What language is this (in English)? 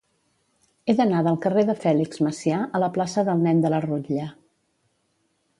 Catalan